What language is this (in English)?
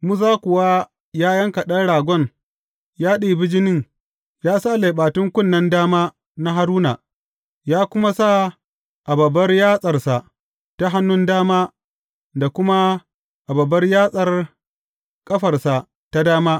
Hausa